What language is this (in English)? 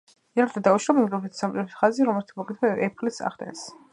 Georgian